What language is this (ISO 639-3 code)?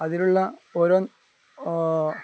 mal